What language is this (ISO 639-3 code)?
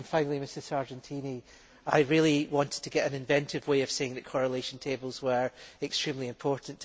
eng